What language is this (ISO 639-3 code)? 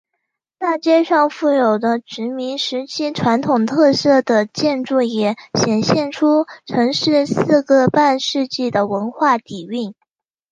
zho